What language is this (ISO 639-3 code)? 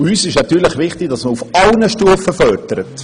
gsw